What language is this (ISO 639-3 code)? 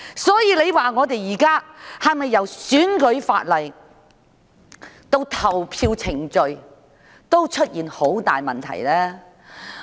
yue